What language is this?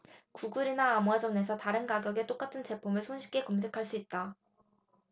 Korean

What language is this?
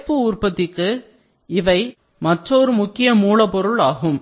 Tamil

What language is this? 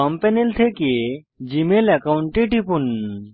Bangla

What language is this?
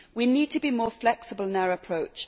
English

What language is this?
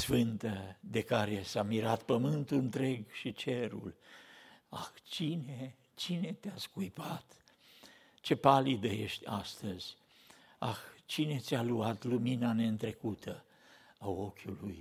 Romanian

